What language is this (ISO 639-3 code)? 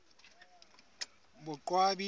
sot